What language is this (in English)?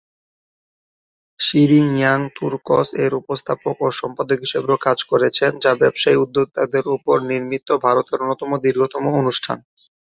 Bangla